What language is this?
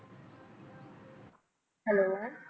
Punjabi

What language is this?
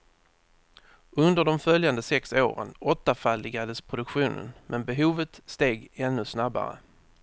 Swedish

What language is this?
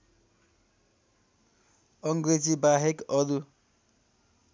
Nepali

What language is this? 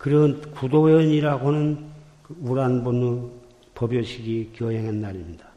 Korean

